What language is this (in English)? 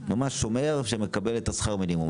Hebrew